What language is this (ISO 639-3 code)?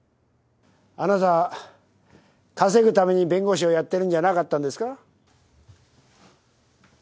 jpn